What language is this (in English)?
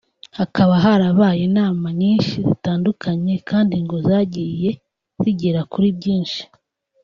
Kinyarwanda